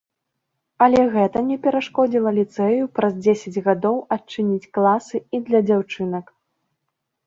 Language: Belarusian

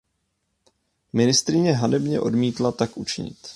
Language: Czech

